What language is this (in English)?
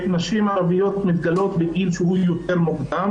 Hebrew